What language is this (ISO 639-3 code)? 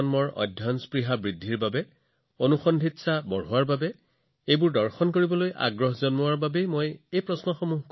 asm